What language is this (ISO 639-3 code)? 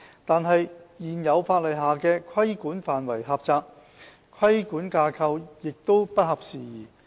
yue